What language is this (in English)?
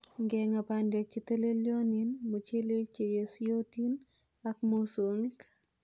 Kalenjin